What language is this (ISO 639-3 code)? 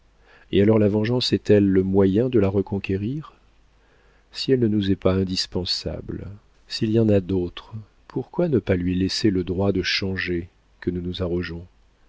fra